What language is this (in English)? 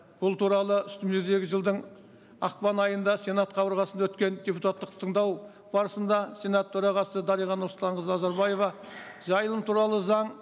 Kazakh